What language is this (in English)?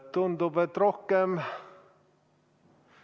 Estonian